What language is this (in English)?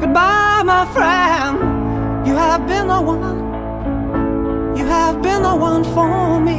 Chinese